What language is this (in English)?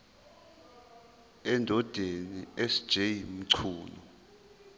Zulu